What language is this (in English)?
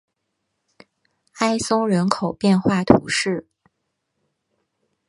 Chinese